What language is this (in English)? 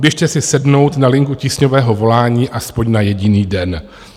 Czech